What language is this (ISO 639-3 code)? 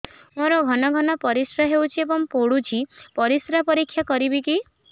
ori